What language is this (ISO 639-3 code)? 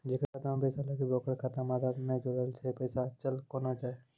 mai